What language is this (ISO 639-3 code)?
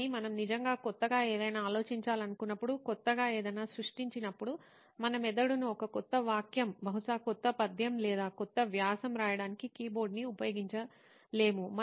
tel